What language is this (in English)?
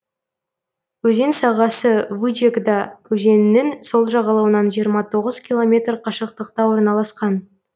Kazakh